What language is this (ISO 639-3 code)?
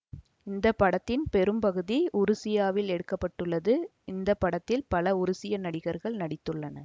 tam